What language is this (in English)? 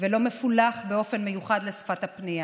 Hebrew